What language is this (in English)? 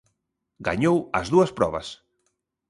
Galician